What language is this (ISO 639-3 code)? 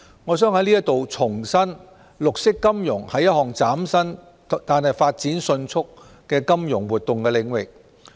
yue